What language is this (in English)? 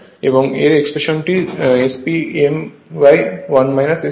Bangla